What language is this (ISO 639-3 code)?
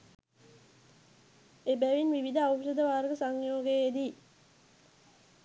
sin